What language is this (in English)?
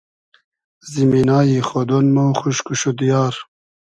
Hazaragi